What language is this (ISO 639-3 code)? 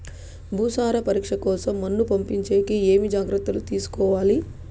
tel